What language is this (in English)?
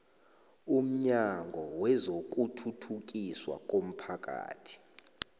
South Ndebele